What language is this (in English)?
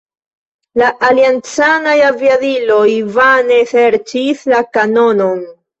Esperanto